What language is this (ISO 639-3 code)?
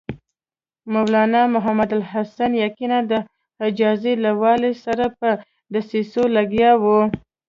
pus